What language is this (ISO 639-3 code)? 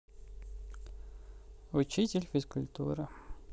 rus